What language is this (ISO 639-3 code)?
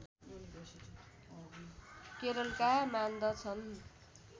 nep